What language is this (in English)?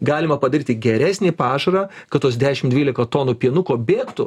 Lithuanian